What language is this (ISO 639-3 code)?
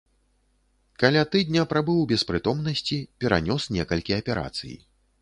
bel